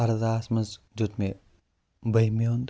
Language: Kashmiri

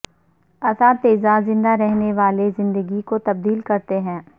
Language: Urdu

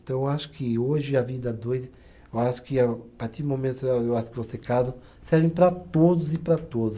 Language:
Portuguese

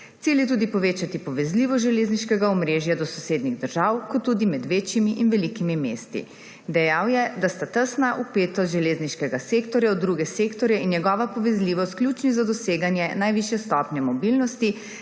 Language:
Slovenian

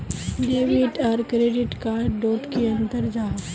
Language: Magahi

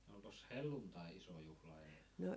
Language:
Finnish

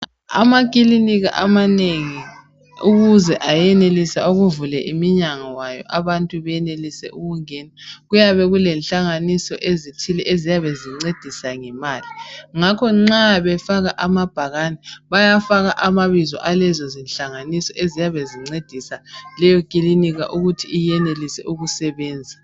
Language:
North Ndebele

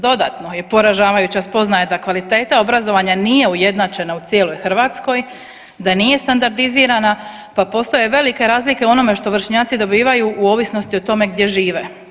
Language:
Croatian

